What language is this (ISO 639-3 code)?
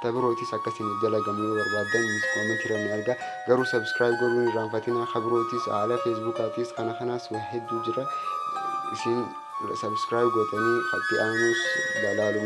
amh